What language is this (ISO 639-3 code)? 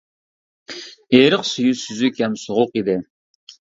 uig